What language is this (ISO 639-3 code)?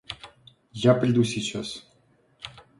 rus